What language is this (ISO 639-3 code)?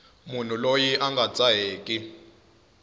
tso